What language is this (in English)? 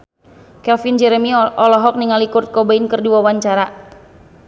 Sundanese